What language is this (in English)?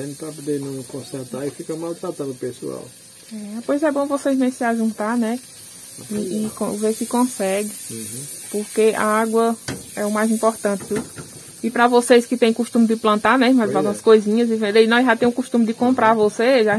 Portuguese